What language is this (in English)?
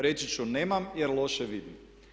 Croatian